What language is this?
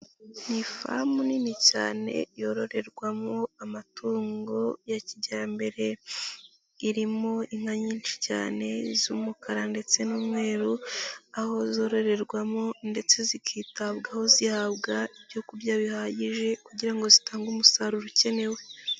Kinyarwanda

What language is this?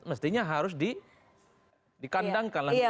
Indonesian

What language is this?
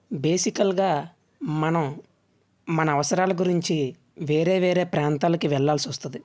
Telugu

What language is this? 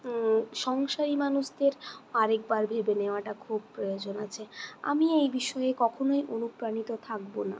Bangla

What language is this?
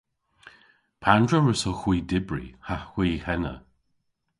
Cornish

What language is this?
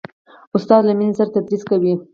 Pashto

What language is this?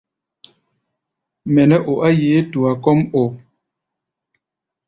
Gbaya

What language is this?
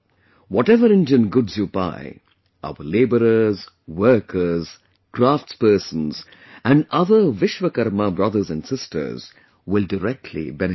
English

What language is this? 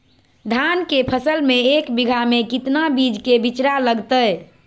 Magahi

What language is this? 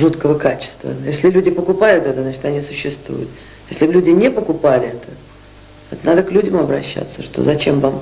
Russian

